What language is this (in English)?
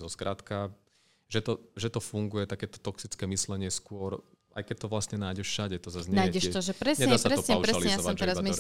Slovak